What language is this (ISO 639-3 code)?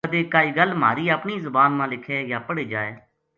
gju